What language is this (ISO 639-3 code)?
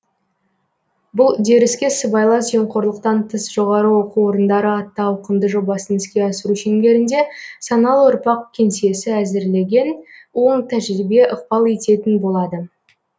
kaz